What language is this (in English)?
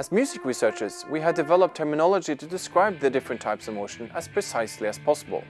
English